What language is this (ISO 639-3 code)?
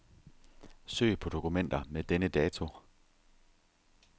dan